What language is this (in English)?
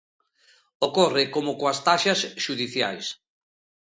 Galician